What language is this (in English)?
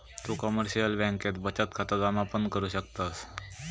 Marathi